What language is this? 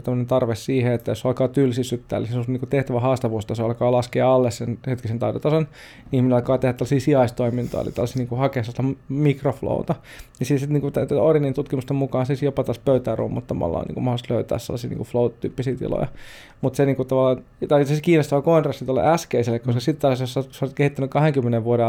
Finnish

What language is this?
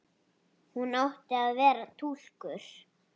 Icelandic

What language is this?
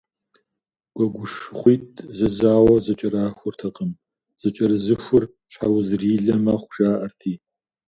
Kabardian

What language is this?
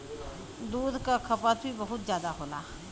Bhojpuri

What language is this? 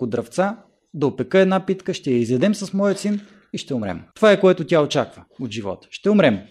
Bulgarian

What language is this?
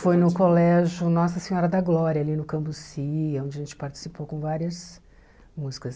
Portuguese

